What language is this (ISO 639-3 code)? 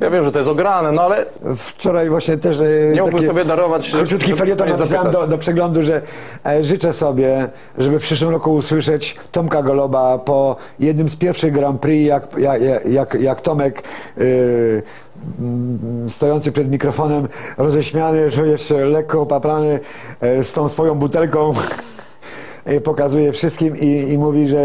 pol